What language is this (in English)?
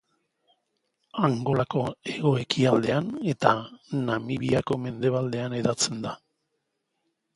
Basque